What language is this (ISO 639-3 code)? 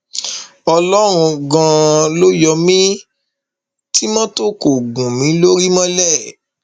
yor